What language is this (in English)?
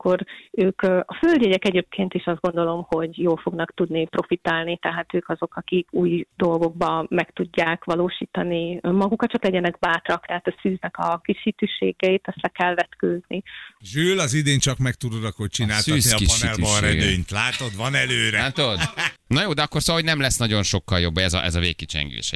Hungarian